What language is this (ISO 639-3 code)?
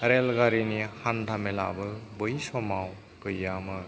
brx